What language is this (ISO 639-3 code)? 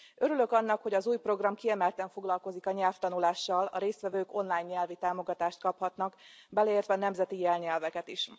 hun